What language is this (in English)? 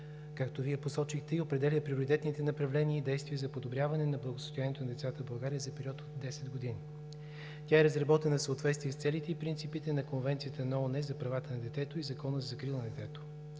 Bulgarian